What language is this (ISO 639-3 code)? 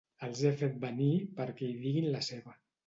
cat